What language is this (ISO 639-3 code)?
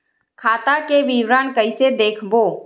hne